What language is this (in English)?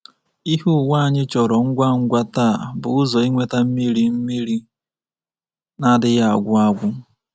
Igbo